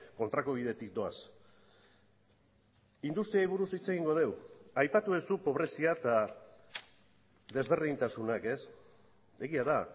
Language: Basque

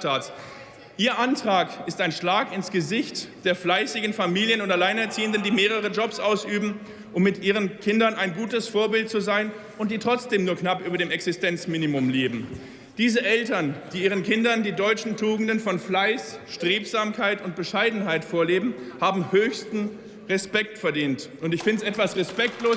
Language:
German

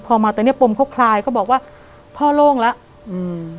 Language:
Thai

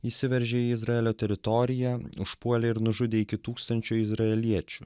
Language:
Lithuanian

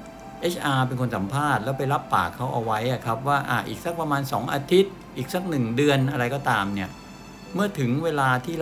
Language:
Thai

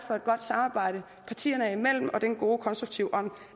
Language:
Danish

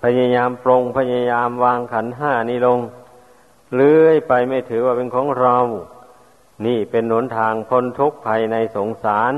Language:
Thai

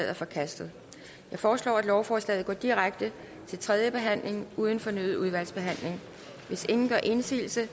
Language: Danish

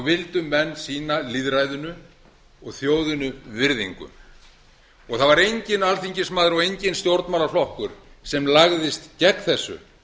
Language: Icelandic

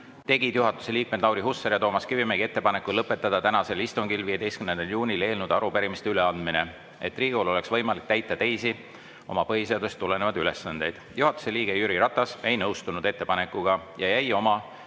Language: Estonian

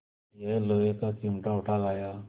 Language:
Hindi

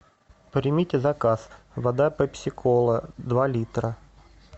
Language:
Russian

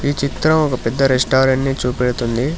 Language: Telugu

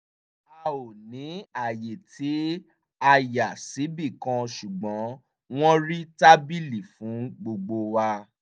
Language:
Yoruba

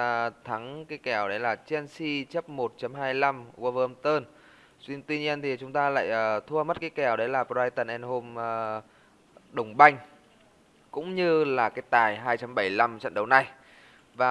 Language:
Vietnamese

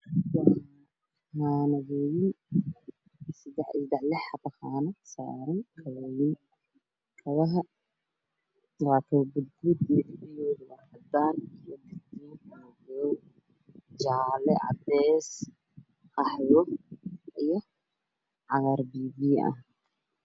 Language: Somali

